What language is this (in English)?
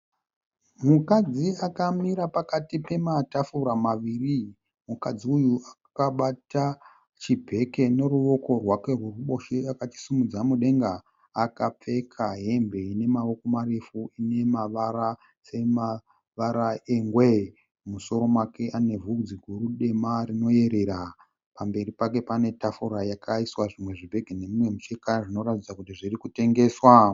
Shona